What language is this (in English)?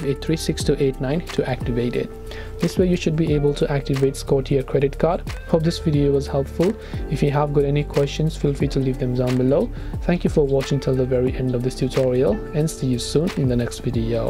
English